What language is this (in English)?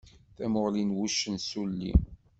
Kabyle